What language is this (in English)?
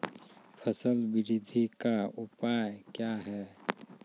Maithili